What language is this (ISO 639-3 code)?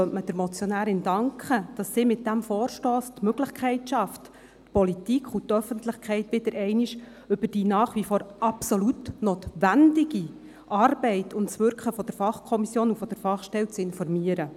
gsw